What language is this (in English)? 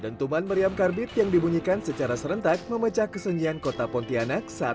Indonesian